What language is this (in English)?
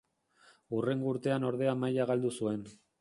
Basque